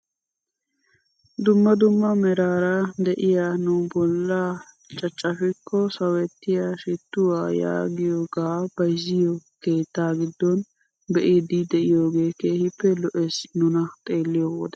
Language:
Wolaytta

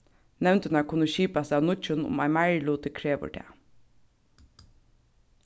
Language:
Faroese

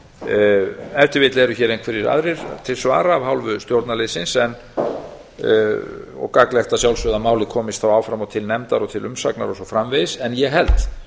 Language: Icelandic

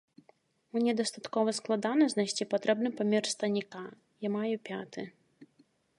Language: Belarusian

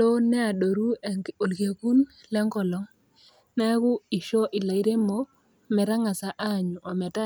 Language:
Masai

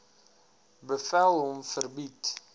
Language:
Afrikaans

